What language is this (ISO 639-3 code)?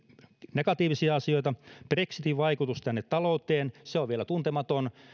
fin